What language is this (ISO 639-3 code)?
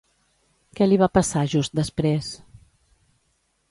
cat